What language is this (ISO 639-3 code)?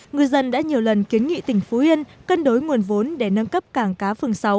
vie